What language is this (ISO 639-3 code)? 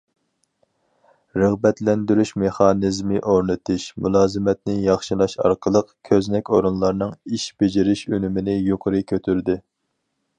uig